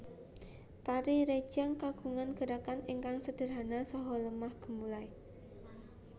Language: Javanese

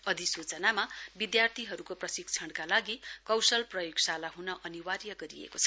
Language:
Nepali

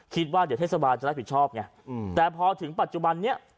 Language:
Thai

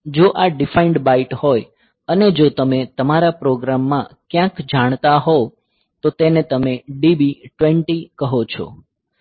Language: Gujarati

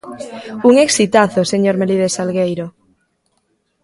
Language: Galician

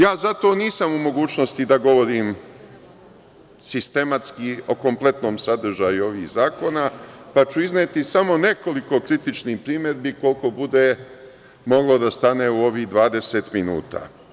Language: Serbian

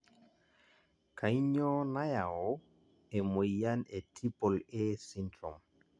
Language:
Masai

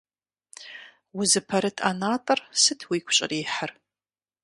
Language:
Kabardian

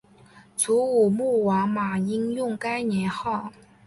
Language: Chinese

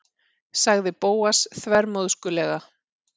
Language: Icelandic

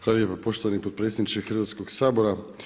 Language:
Croatian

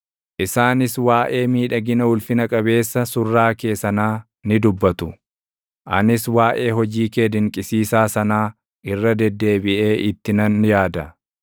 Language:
Oromo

